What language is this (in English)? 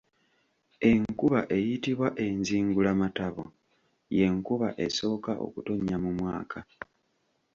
Ganda